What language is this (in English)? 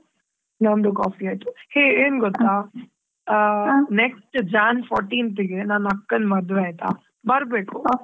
Kannada